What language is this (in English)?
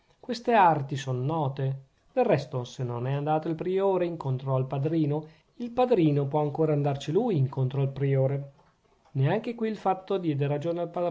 Italian